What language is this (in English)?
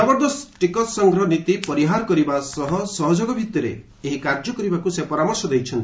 Odia